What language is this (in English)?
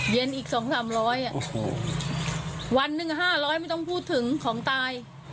Thai